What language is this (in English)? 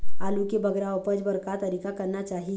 Chhattisgarhi